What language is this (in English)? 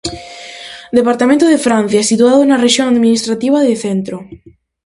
Galician